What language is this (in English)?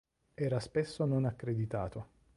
Italian